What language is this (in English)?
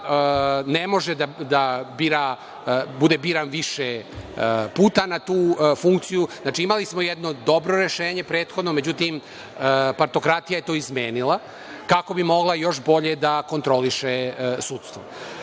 Serbian